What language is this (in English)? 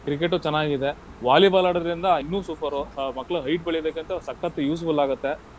Kannada